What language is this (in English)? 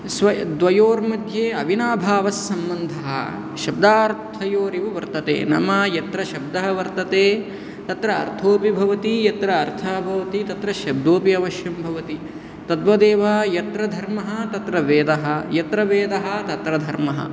Sanskrit